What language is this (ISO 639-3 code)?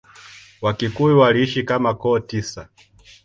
swa